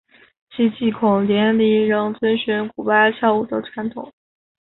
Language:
Chinese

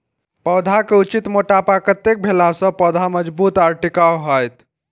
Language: Maithili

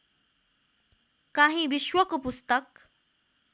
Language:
Nepali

